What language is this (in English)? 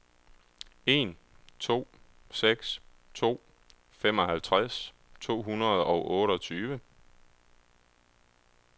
Danish